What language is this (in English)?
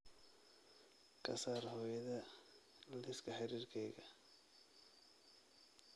Somali